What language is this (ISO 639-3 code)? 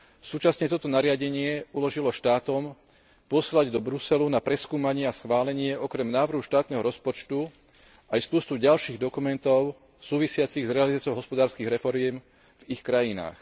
slk